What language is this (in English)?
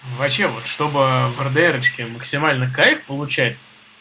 Russian